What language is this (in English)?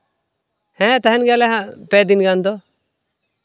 Santali